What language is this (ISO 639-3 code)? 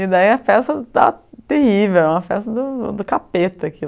por